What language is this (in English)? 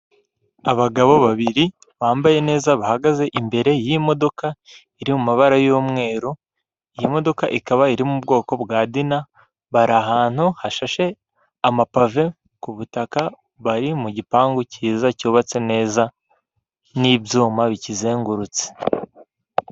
Kinyarwanda